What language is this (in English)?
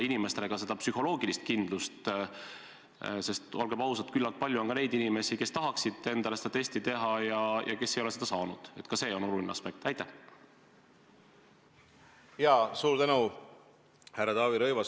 Estonian